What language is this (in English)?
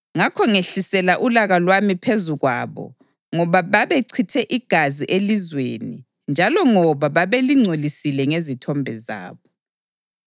North Ndebele